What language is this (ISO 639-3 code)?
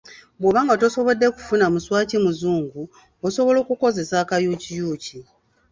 lug